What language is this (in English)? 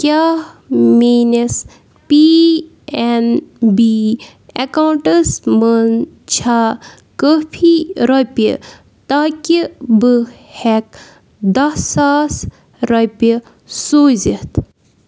Kashmiri